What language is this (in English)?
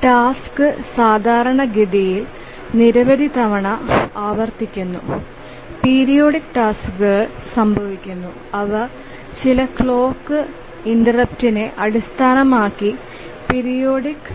Malayalam